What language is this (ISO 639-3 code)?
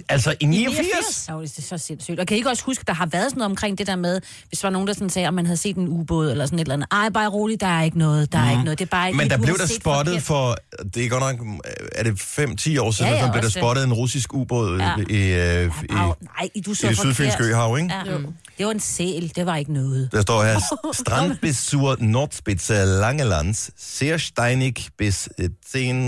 dan